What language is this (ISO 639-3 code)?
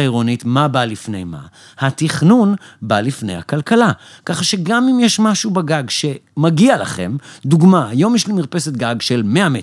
heb